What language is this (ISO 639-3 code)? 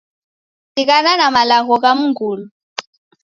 dav